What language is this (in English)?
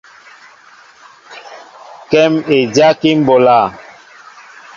Mbo (Cameroon)